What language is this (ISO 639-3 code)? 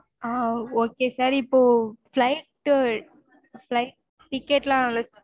tam